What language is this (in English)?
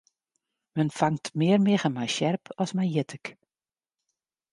Western Frisian